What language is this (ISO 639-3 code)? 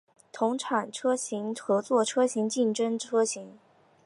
zho